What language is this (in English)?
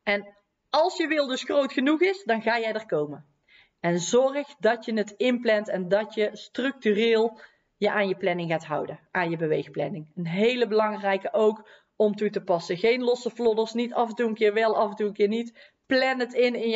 Dutch